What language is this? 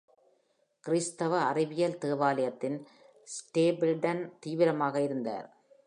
Tamil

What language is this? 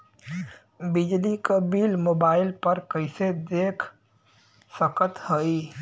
Bhojpuri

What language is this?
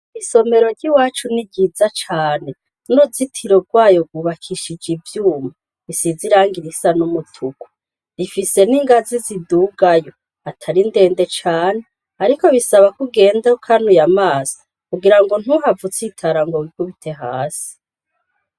Rundi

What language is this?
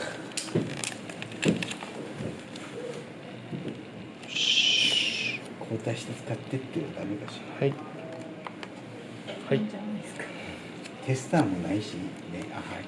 Japanese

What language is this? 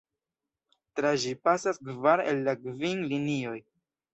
Esperanto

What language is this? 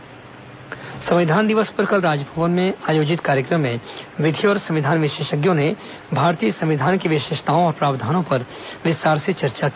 Hindi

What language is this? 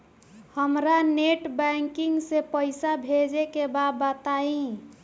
Bhojpuri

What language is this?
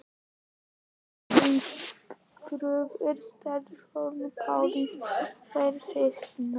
Icelandic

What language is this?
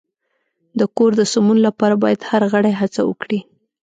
Pashto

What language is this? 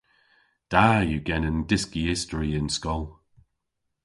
Cornish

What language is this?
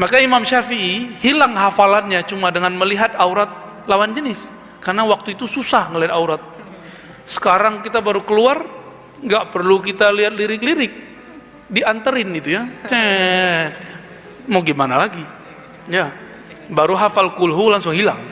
Indonesian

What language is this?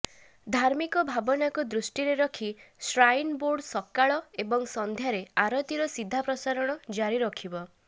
Odia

